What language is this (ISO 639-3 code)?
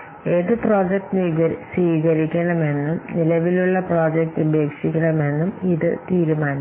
mal